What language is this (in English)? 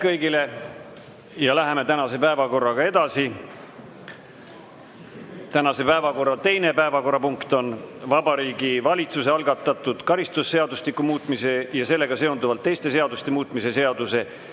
Estonian